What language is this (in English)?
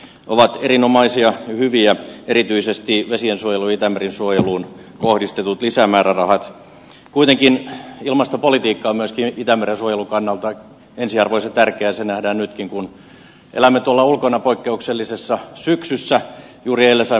Finnish